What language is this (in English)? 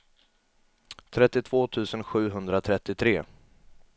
Swedish